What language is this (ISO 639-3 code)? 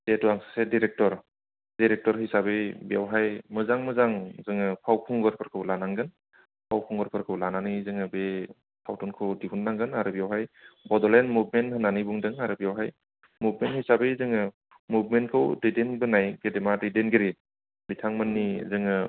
brx